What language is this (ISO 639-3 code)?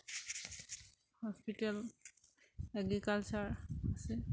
asm